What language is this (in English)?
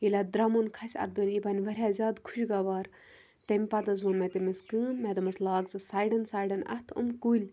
Kashmiri